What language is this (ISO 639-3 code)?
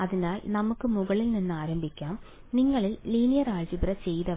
mal